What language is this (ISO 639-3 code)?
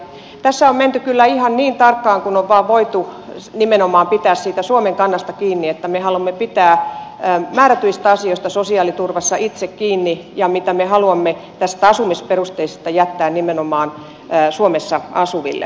fin